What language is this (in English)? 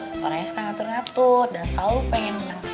Indonesian